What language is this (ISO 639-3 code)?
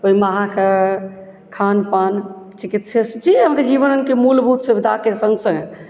mai